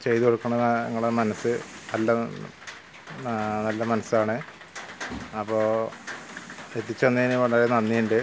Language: Malayalam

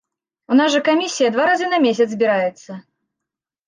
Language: Belarusian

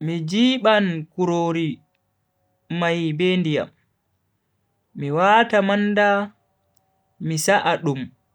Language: Bagirmi Fulfulde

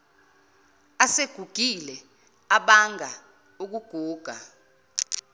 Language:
Zulu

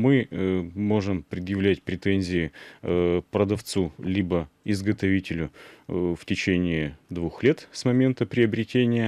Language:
Russian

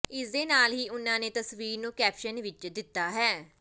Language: Punjabi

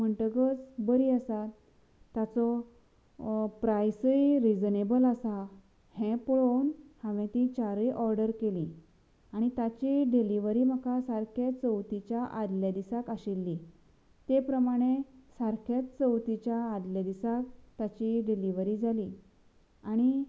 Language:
Konkani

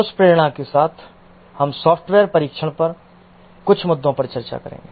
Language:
Hindi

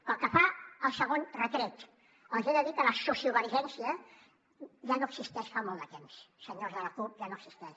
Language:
Catalan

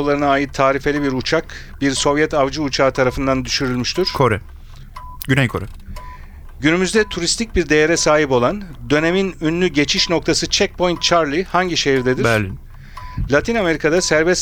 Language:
Turkish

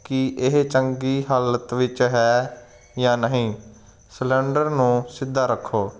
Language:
Punjabi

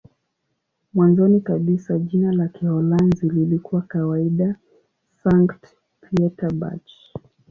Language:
Swahili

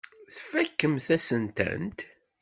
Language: Kabyle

